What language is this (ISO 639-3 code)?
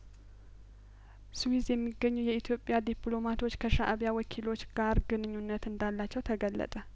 amh